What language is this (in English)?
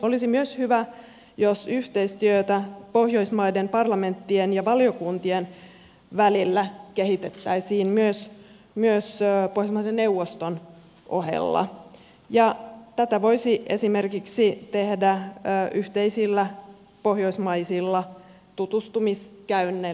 Finnish